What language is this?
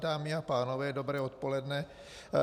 Czech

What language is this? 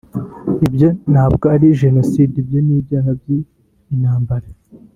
Kinyarwanda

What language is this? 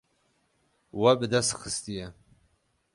Kurdish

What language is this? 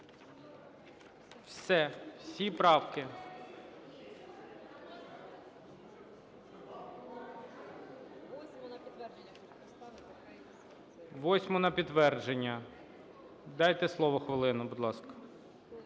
Ukrainian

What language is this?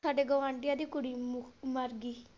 Punjabi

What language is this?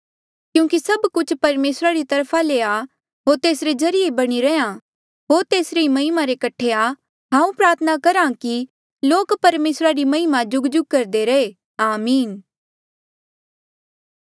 Mandeali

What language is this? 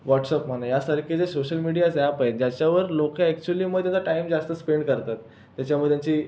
Marathi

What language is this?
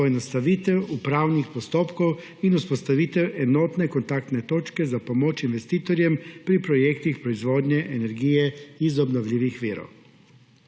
Slovenian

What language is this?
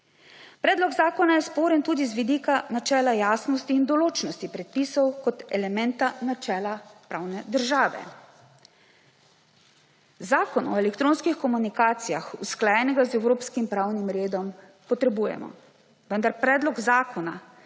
Slovenian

